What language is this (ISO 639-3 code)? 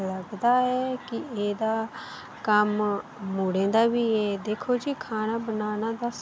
doi